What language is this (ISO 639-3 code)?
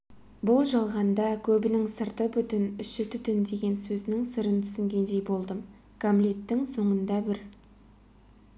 kaz